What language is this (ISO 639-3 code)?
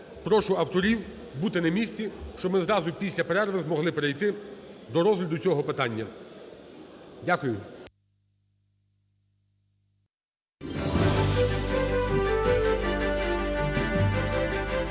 ukr